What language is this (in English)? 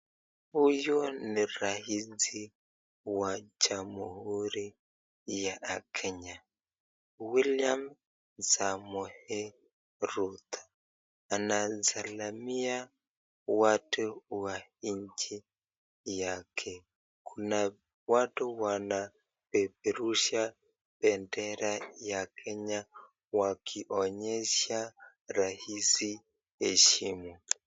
Swahili